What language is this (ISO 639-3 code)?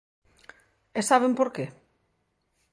glg